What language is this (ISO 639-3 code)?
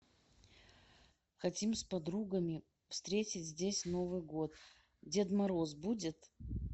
rus